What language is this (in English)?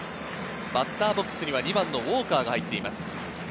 Japanese